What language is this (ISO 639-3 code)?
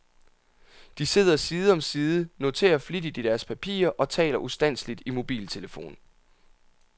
dan